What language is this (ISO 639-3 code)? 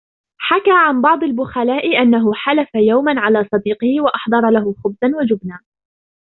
ara